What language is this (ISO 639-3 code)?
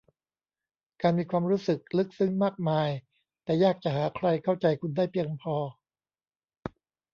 tha